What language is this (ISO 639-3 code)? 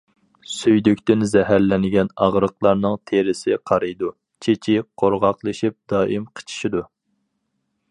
uig